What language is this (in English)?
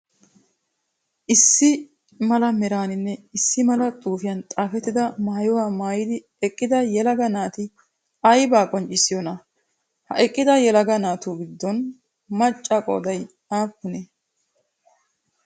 Wolaytta